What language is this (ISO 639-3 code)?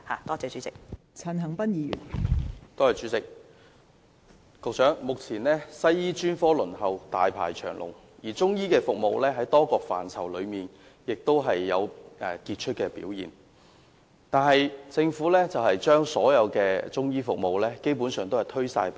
yue